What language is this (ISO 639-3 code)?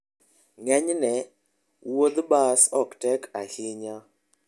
luo